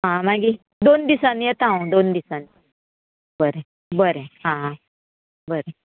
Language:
Konkani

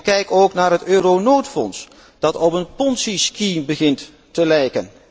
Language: Dutch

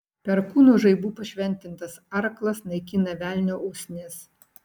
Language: Lithuanian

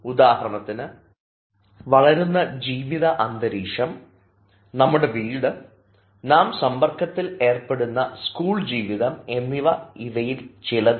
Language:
Malayalam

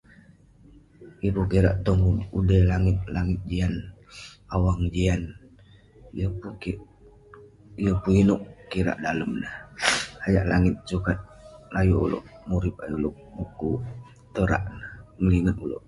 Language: Western Penan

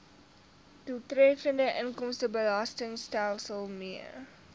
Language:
Afrikaans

